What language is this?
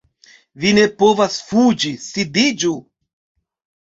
Esperanto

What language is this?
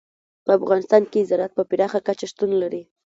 Pashto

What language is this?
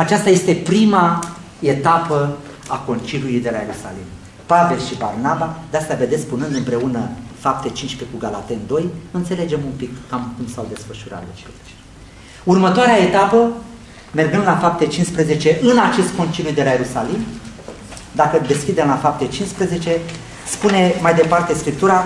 Romanian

